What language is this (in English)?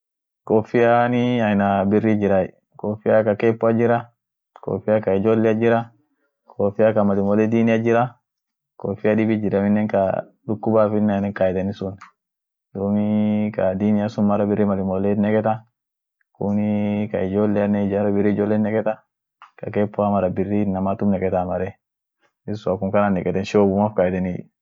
Orma